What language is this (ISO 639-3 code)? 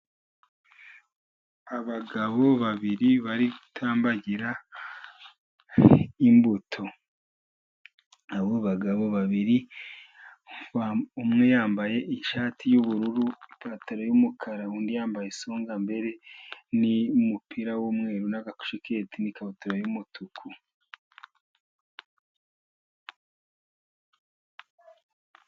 kin